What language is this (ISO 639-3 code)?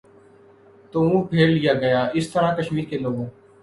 urd